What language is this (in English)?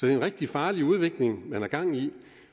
Danish